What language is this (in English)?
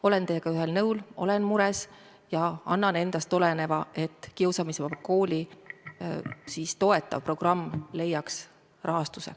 Estonian